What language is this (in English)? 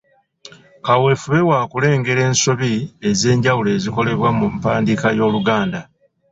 Ganda